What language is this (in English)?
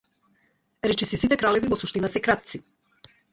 Macedonian